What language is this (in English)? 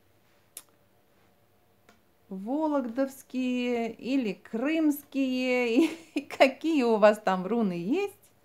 Russian